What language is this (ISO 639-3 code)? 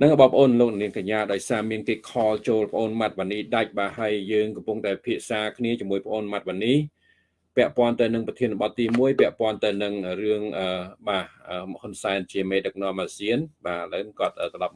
vie